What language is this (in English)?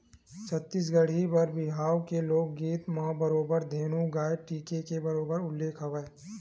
Chhattisgarhi